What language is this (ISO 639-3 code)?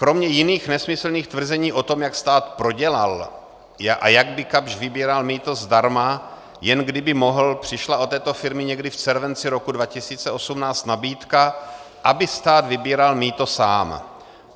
ces